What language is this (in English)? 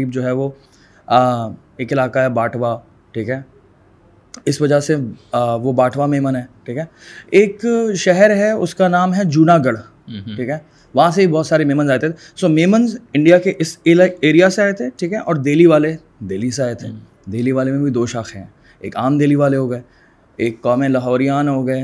Urdu